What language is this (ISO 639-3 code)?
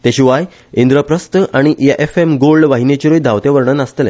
kok